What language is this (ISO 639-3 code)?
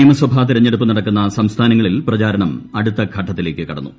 mal